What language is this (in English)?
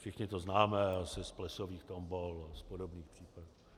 Czech